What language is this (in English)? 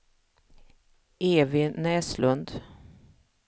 Swedish